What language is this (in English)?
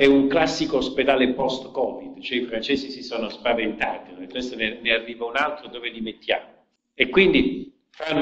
Italian